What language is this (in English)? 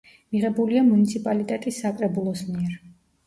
Georgian